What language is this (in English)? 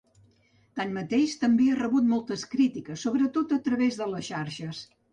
Catalan